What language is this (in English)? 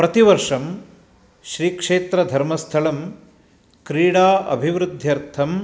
Sanskrit